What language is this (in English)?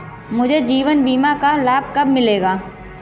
Hindi